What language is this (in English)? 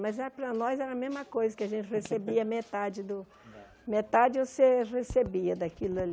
Portuguese